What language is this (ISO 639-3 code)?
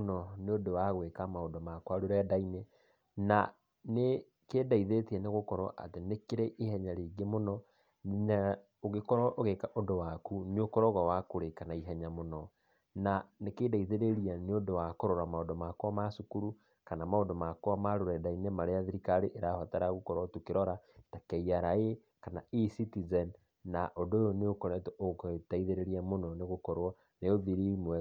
kik